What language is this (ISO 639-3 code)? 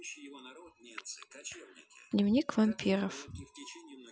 rus